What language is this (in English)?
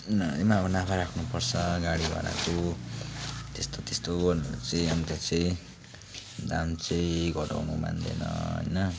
Nepali